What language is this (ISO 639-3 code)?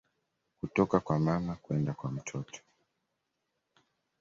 swa